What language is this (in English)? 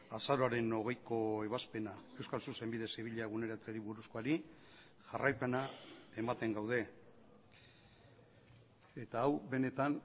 Basque